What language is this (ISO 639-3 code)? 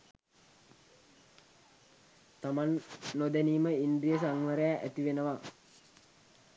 sin